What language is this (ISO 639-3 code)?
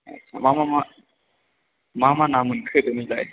brx